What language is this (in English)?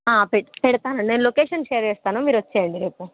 Telugu